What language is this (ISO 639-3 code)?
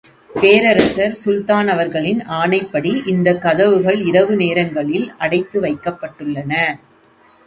tam